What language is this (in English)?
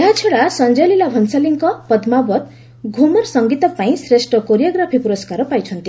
Odia